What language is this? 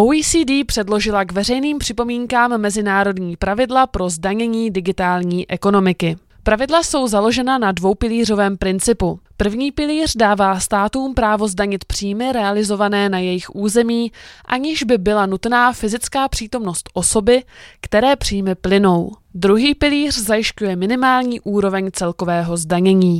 Czech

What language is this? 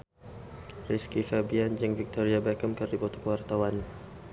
Sundanese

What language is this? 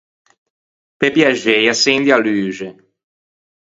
Ligurian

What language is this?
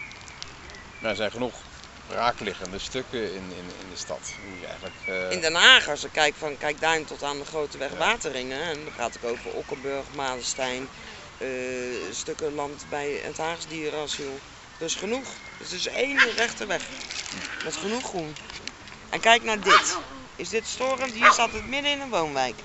Dutch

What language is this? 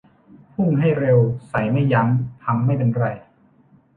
Thai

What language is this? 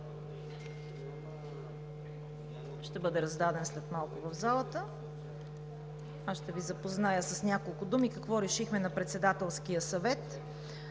Bulgarian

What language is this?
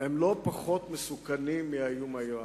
Hebrew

